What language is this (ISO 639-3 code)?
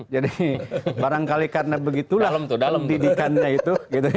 ind